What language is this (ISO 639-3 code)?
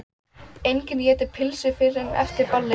isl